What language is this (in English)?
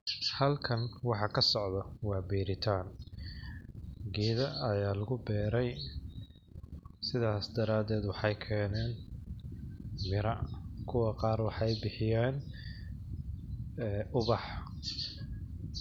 Somali